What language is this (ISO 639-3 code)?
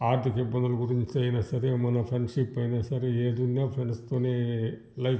tel